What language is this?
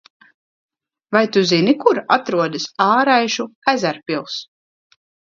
Latvian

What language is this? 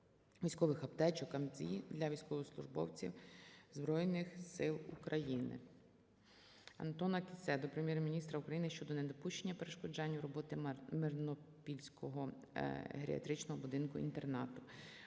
Ukrainian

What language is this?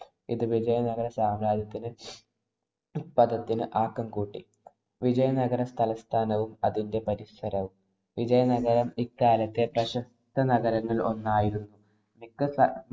Malayalam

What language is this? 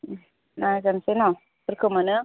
Bodo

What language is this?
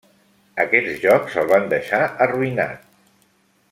Catalan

